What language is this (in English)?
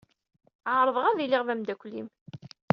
Kabyle